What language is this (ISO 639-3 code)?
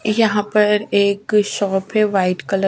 hin